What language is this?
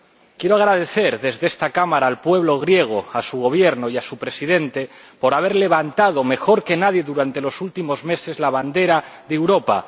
Spanish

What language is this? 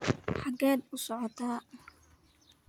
Somali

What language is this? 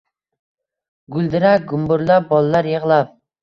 Uzbek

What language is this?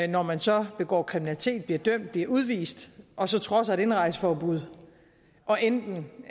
Danish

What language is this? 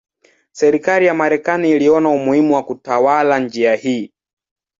Swahili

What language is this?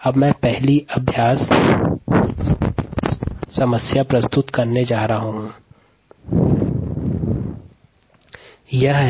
Hindi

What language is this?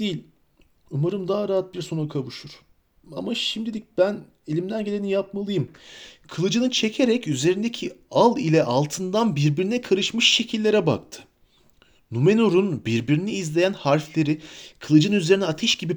Turkish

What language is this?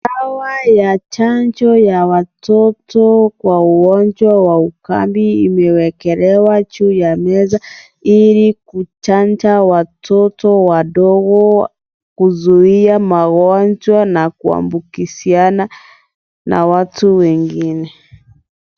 Swahili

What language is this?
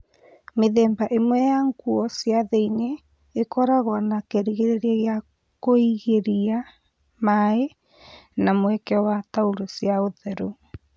Kikuyu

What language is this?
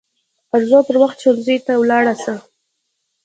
Pashto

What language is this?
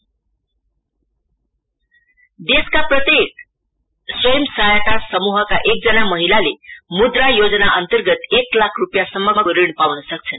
Nepali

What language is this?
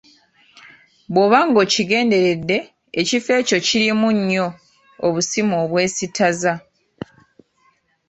Ganda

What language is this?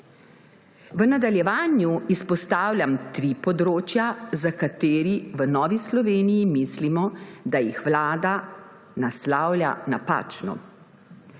Slovenian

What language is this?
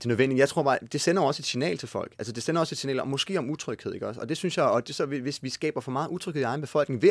Danish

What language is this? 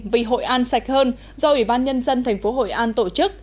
Vietnamese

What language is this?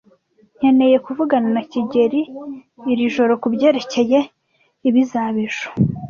Kinyarwanda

